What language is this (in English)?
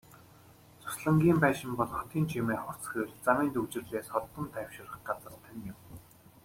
Mongolian